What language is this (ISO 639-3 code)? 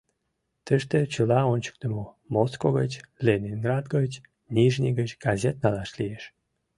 chm